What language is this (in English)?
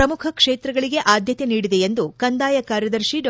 Kannada